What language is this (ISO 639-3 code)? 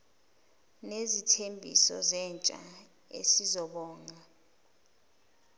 zul